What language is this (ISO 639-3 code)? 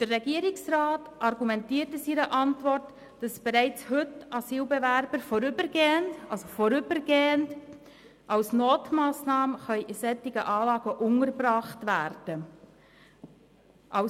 gsw